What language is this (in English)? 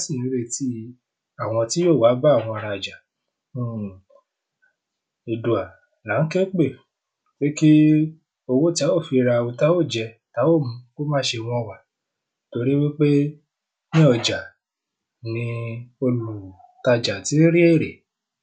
Yoruba